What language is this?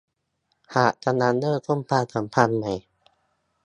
Thai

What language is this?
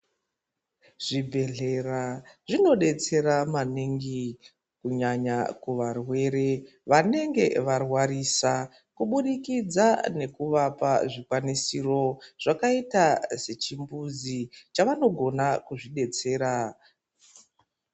Ndau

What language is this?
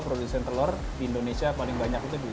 Indonesian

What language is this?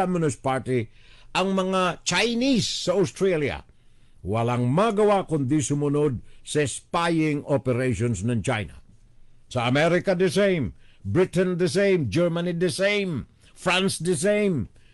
Filipino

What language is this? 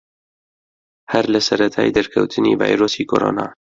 Central Kurdish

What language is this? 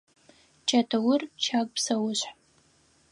Adyghe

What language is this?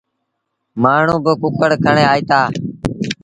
Sindhi Bhil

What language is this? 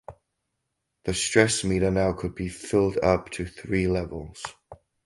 English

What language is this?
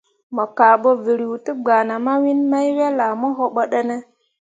Mundang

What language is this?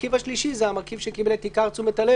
Hebrew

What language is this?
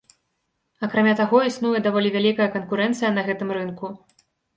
Belarusian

